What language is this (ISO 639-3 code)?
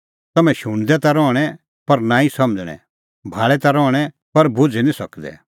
kfx